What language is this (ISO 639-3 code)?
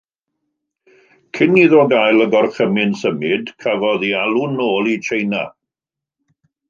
cym